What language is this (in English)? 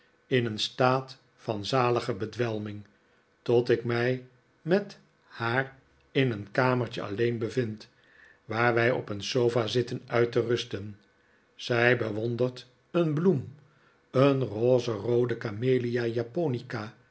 Dutch